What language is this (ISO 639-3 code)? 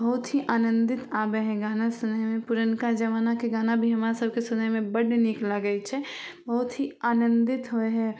mai